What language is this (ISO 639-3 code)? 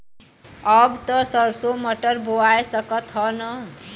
bho